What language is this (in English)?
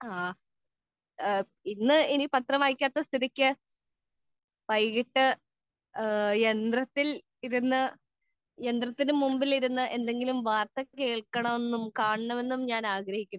Malayalam